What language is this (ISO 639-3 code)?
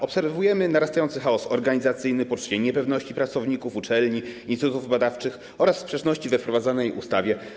pol